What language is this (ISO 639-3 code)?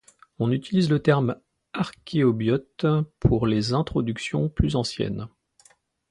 fra